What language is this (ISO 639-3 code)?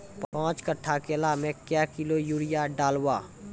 mai